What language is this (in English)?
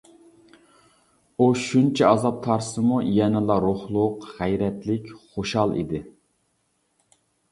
Uyghur